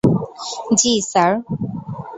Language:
Bangla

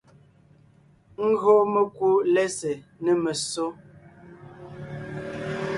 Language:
Ngiemboon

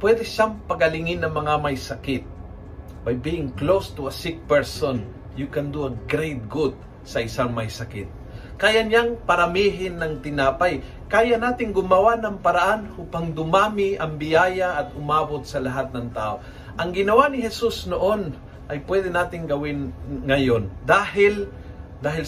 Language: Filipino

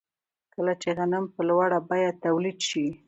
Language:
Pashto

